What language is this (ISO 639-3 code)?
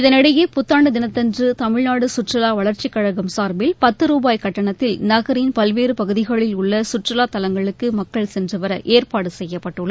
tam